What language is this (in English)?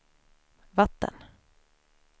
Swedish